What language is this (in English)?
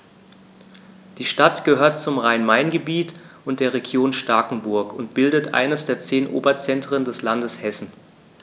German